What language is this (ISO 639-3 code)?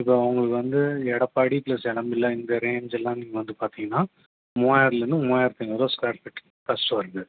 tam